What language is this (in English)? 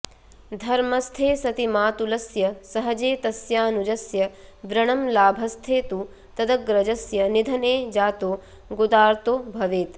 Sanskrit